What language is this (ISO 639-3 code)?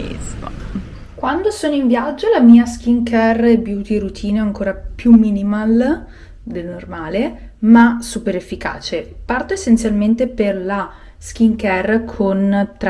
ita